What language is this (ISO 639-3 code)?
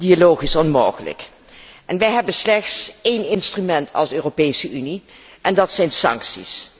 nld